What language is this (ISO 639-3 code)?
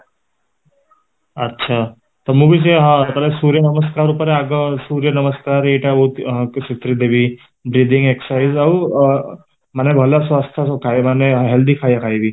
ori